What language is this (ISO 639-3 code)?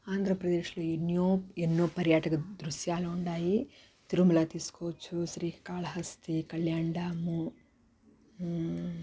tel